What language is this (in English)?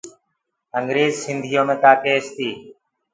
Gurgula